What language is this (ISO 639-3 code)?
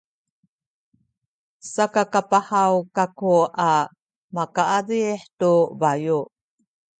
szy